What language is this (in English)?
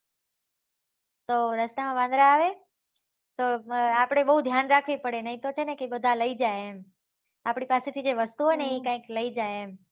Gujarati